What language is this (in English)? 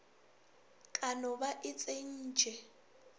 Northern Sotho